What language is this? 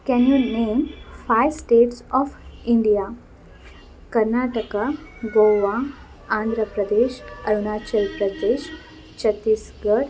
Kannada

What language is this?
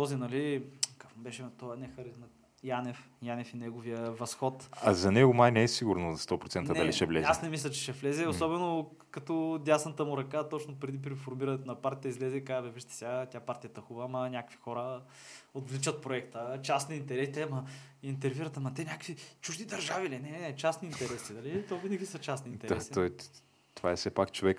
Bulgarian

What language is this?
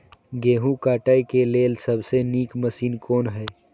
Maithili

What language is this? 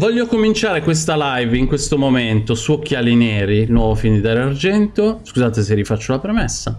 Italian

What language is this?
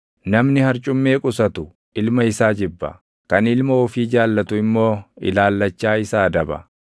Oromo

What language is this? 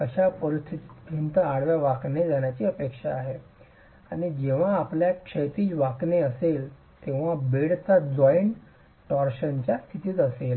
Marathi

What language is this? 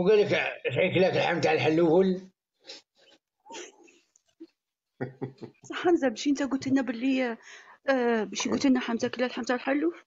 Arabic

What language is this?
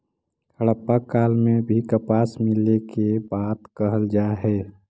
Magahi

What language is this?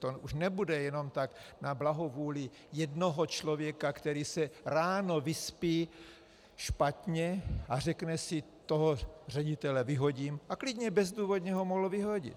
Czech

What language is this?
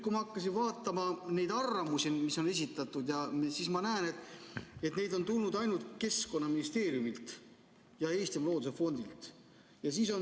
Estonian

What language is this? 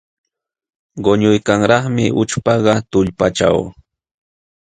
Jauja Wanca Quechua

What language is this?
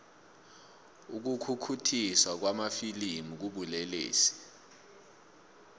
South Ndebele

